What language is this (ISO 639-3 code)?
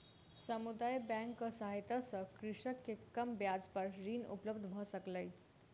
mai